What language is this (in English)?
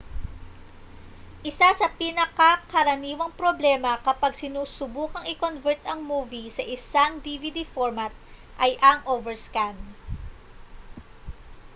Filipino